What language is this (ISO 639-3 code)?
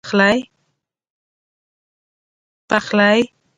pus